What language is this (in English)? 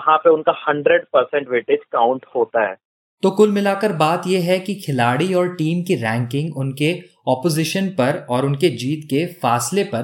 Hindi